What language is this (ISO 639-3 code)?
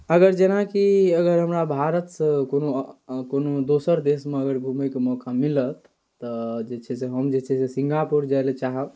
mai